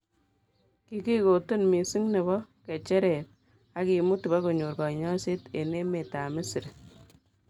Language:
Kalenjin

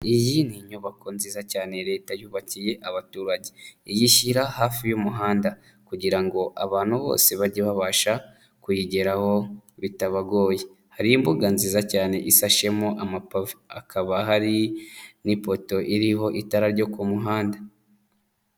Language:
Kinyarwanda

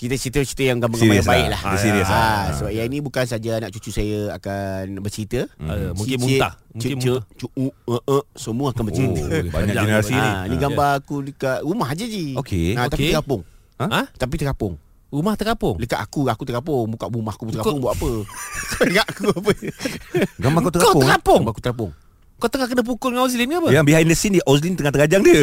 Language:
Malay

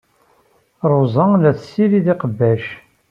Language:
Kabyle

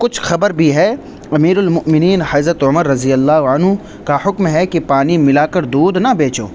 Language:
Urdu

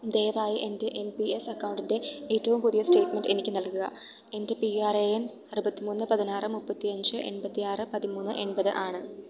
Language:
Malayalam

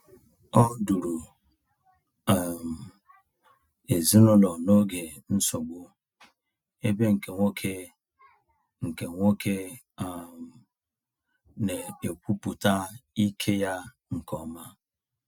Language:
Igbo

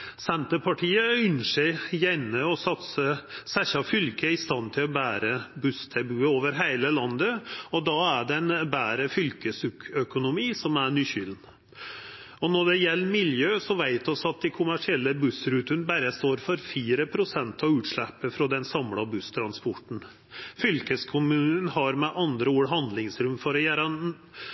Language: Norwegian Nynorsk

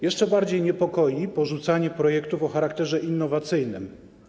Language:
Polish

